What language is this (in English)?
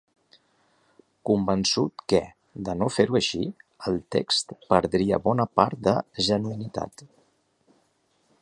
Catalan